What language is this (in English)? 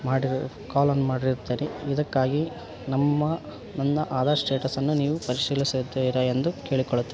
Kannada